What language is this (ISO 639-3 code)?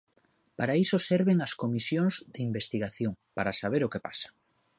glg